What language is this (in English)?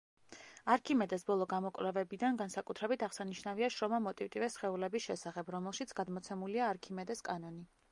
Georgian